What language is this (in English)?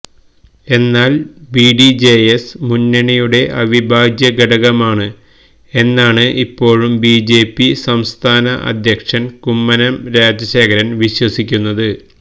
Malayalam